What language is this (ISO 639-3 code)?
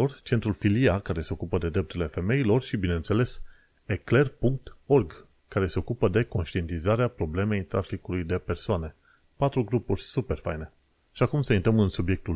ron